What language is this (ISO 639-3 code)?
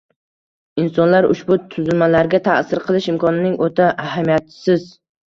uzb